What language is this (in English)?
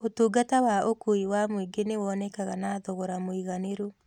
Kikuyu